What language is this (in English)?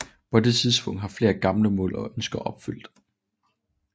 Danish